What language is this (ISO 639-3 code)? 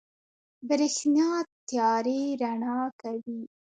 pus